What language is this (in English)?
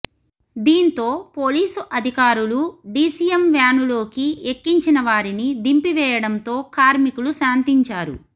Telugu